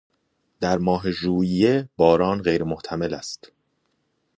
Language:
Persian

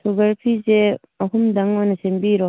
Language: Manipuri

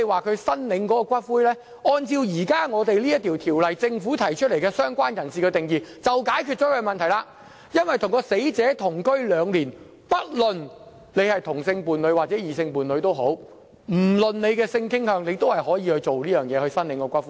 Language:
Cantonese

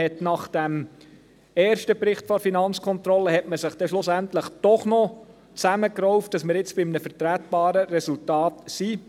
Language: Swiss German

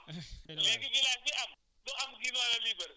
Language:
Wolof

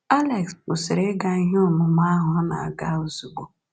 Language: Igbo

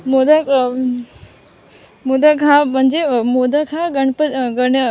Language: Marathi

